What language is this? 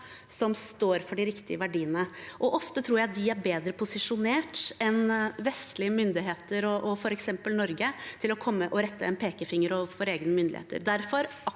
Norwegian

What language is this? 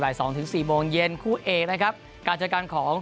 Thai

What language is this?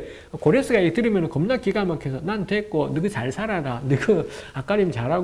Korean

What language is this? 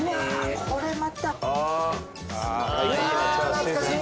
Japanese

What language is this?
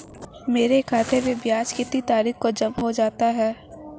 Hindi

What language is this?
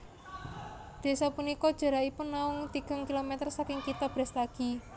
Javanese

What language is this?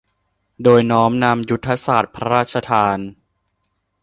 Thai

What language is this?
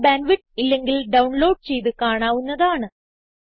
Malayalam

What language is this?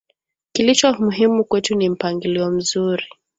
Swahili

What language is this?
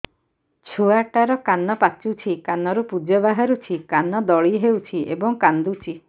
Odia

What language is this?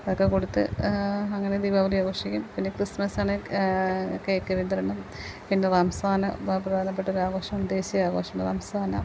Malayalam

